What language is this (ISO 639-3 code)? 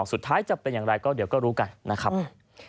tha